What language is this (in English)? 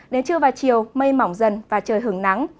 Vietnamese